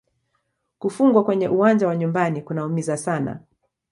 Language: Swahili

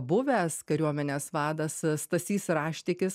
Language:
Lithuanian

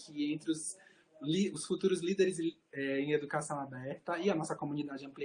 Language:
Portuguese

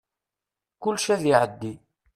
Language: Kabyle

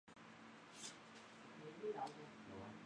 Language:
Chinese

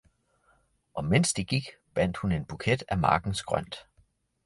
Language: Danish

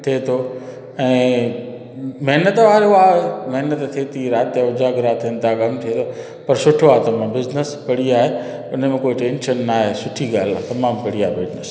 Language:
Sindhi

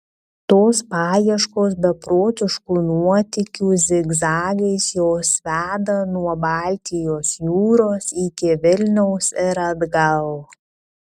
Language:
Lithuanian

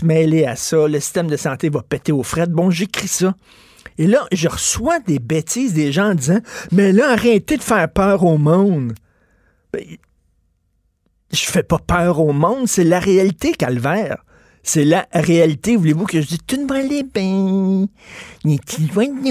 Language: French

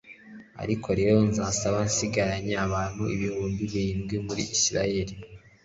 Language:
Kinyarwanda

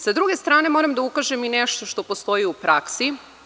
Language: Serbian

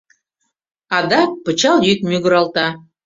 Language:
Mari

